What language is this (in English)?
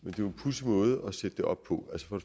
Danish